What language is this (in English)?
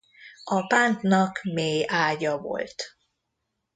Hungarian